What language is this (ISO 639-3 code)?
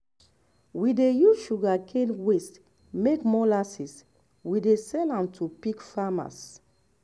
pcm